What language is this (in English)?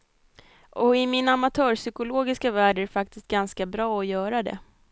Swedish